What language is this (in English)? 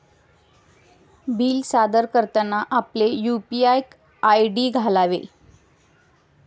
Marathi